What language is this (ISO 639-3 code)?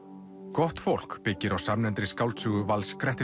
isl